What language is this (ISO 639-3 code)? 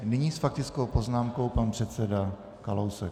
ces